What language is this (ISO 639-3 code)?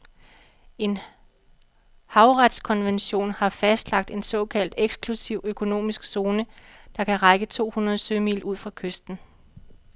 dan